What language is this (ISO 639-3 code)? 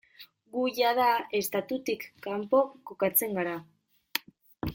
eus